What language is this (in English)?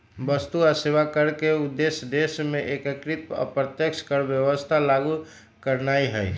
Magahi